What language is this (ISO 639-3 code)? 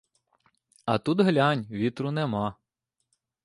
ukr